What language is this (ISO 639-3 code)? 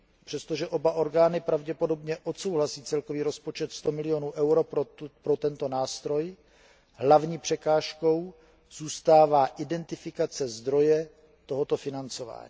ces